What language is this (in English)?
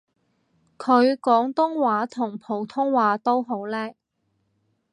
Cantonese